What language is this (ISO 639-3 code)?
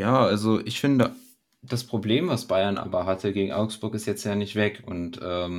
deu